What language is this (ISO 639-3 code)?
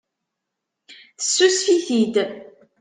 kab